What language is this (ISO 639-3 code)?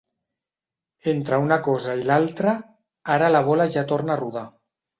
cat